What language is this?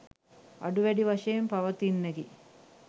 Sinhala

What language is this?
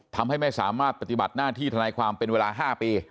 Thai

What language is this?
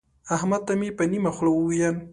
Pashto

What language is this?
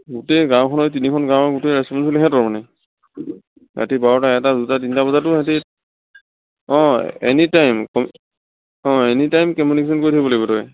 Assamese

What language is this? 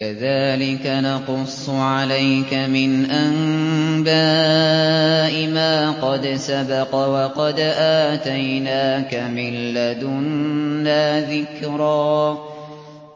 Arabic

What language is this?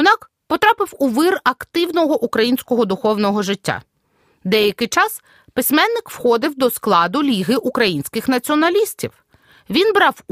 Ukrainian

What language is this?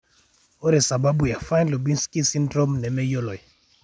Masai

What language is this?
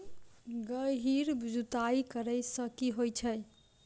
Maithili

